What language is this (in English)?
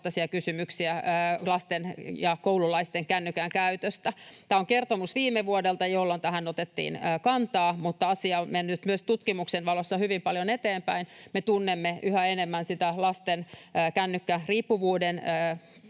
Finnish